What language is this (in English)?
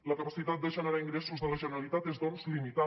Catalan